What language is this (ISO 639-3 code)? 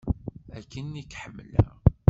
kab